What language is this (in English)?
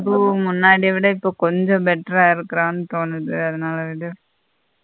Tamil